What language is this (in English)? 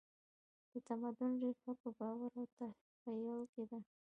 Pashto